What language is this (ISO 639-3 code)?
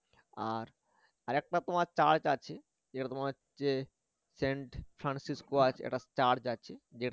ben